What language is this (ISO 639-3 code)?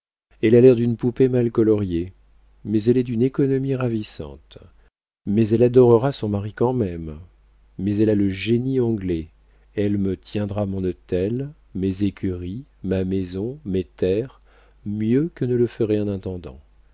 fra